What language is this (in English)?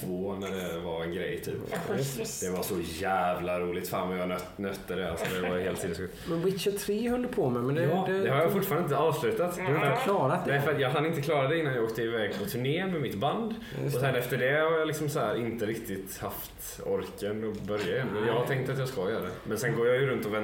Swedish